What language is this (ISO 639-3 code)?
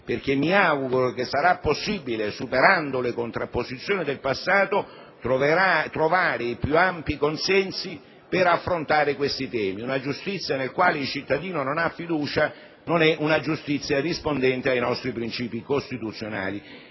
ita